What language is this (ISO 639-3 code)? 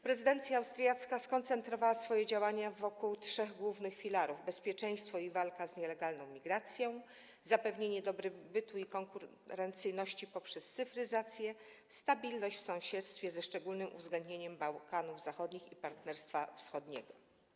pol